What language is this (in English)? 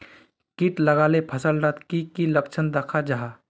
Magahi